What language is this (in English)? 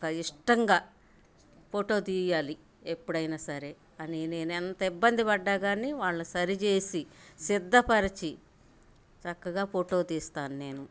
Telugu